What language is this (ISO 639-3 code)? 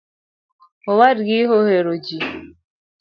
luo